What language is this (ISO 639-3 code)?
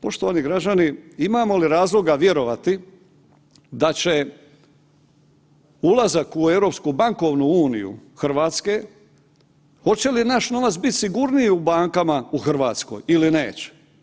hrv